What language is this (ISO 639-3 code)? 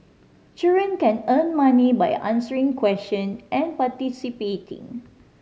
eng